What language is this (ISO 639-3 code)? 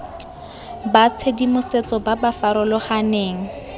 tsn